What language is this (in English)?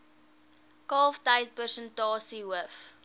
Afrikaans